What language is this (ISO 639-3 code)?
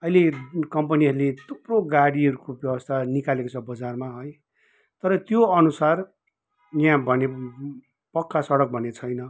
nep